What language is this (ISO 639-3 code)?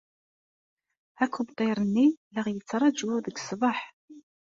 kab